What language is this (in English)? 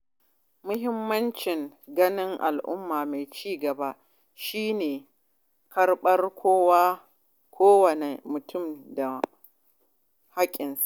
Hausa